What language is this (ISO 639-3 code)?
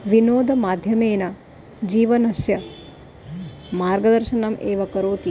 san